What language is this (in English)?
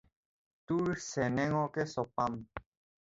Assamese